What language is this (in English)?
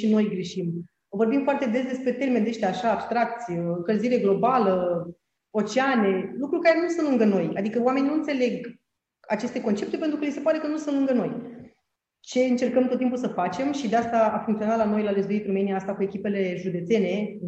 Romanian